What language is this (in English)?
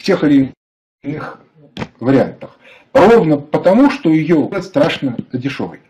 Russian